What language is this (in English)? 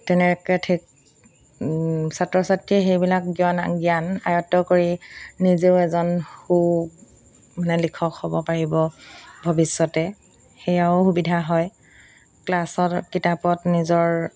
Assamese